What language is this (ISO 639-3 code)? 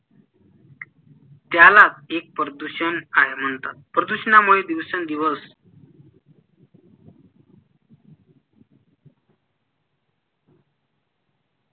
mar